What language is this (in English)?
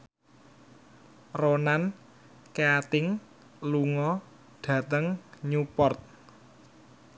Javanese